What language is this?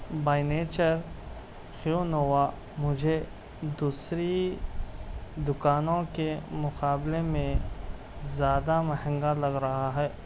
Urdu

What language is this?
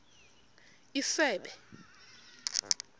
Xhosa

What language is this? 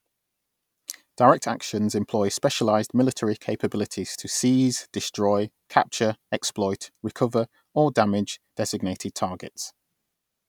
English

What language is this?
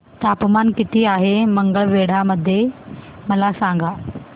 Marathi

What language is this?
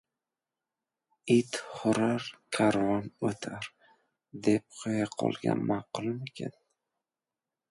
Uzbek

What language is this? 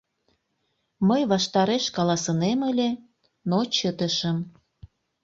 Mari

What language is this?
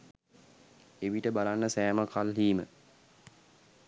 Sinhala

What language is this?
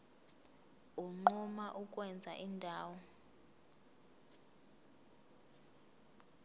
Zulu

